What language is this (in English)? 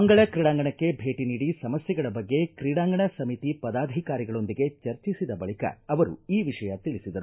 Kannada